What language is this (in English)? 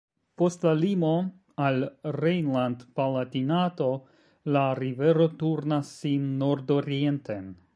Esperanto